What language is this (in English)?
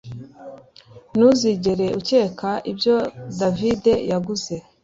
Kinyarwanda